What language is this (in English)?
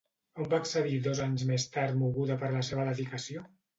Catalan